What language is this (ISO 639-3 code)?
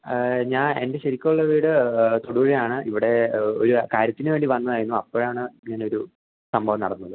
mal